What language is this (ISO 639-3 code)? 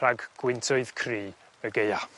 cym